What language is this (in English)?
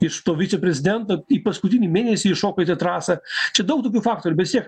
Lithuanian